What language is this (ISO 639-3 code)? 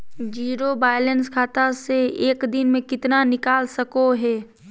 mag